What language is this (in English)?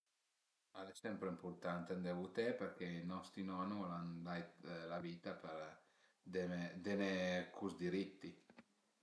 Piedmontese